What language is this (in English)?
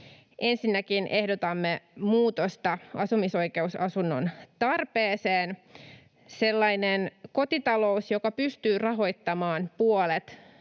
Finnish